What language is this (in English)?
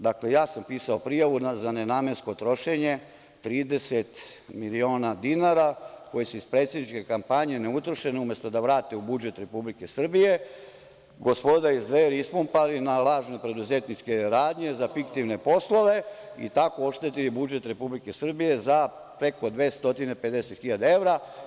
Serbian